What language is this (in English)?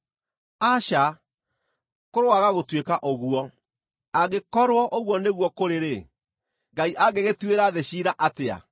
Kikuyu